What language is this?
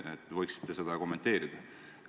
Estonian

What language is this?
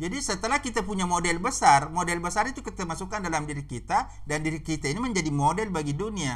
Indonesian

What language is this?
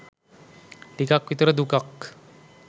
Sinhala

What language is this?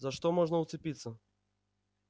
Russian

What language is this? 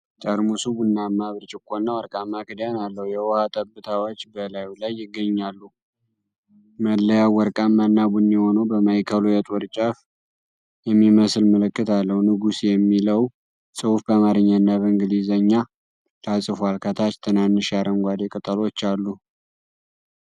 Amharic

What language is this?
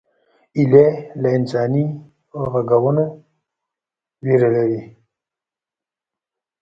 Pashto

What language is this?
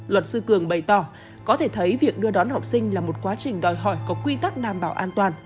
Vietnamese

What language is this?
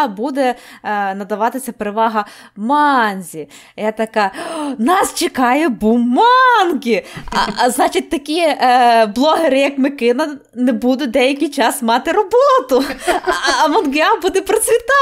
Ukrainian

